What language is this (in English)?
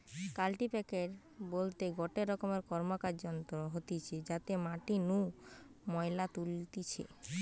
Bangla